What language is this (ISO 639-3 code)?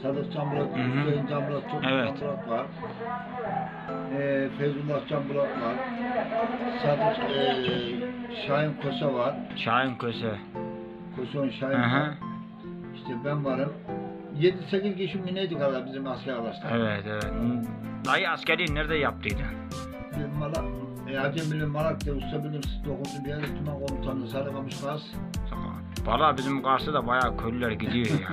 tur